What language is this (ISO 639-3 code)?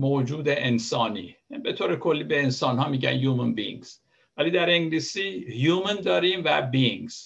fas